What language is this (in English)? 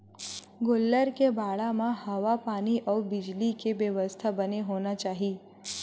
Chhattisgarhi